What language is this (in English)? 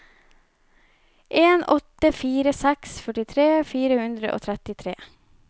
Norwegian